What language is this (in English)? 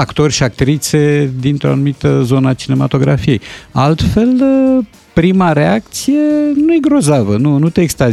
Romanian